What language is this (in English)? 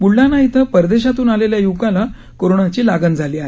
Marathi